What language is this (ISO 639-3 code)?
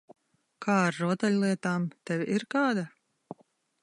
lav